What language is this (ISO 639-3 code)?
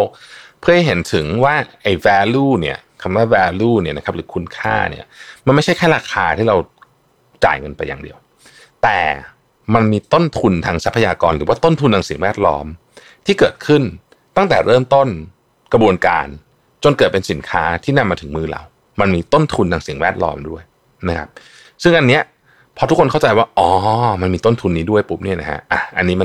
tha